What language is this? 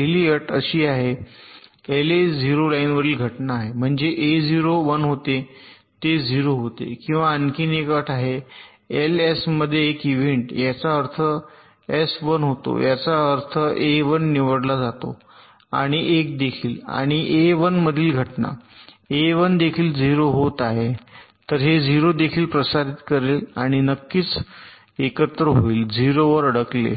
Marathi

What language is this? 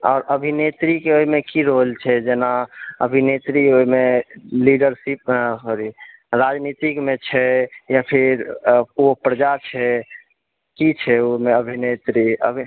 Maithili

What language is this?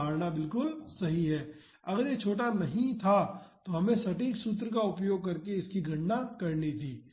Hindi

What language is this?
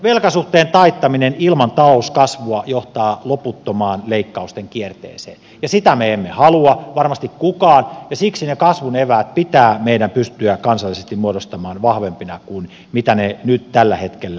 Finnish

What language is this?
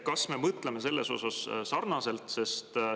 Estonian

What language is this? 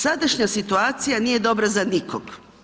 Croatian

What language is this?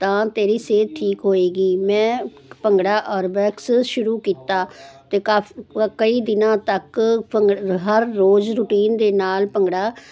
Punjabi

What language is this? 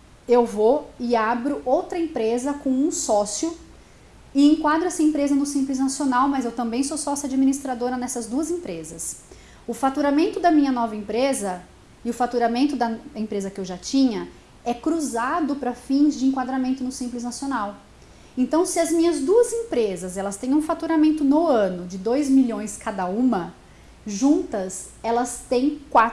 Portuguese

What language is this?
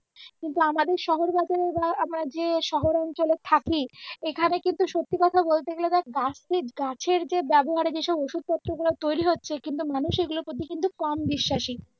Bangla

